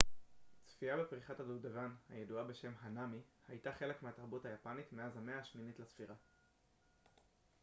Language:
Hebrew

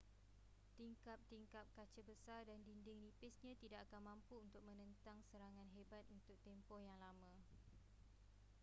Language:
Malay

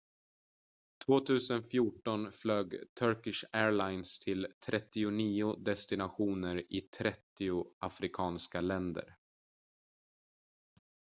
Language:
Swedish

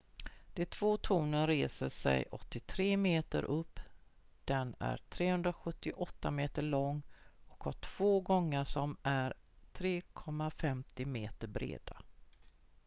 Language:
Swedish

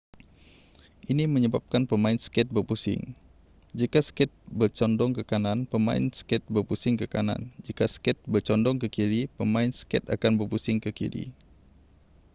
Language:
Malay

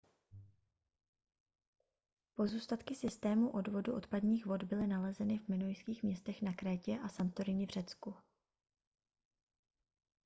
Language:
Czech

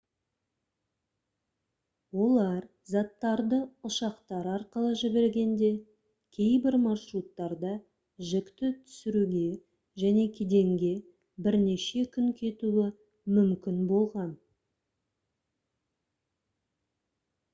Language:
Kazakh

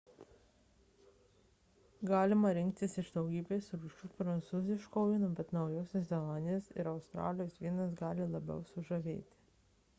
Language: Lithuanian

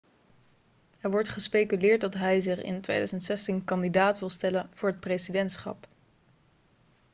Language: Dutch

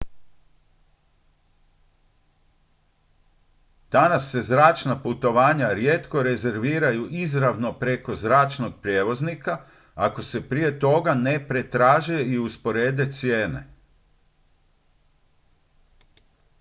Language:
Croatian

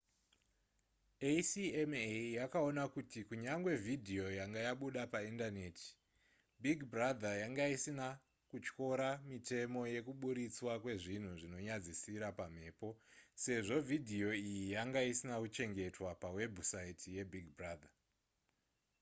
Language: Shona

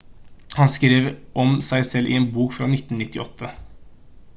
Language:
Norwegian Bokmål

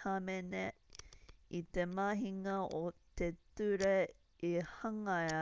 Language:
Māori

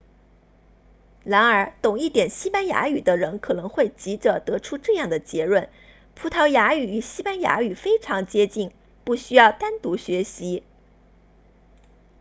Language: Chinese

